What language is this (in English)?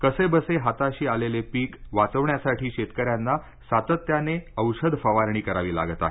Marathi